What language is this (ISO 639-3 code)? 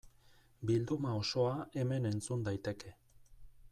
eus